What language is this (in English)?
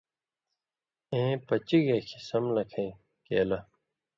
Indus Kohistani